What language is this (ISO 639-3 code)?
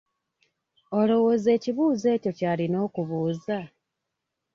lug